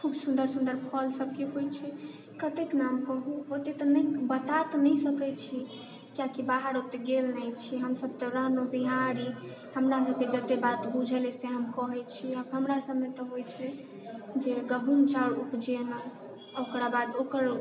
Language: Maithili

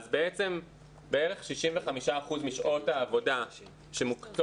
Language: Hebrew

